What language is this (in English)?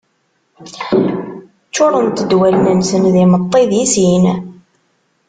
Kabyle